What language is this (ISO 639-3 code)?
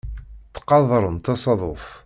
kab